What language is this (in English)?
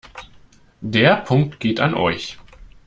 German